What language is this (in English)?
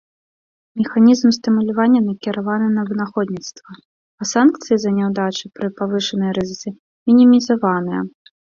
Belarusian